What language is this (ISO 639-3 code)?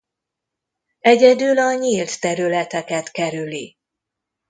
hun